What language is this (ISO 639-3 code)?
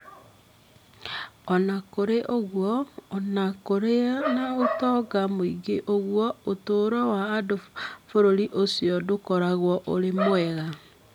kik